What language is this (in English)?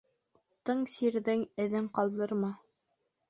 Bashkir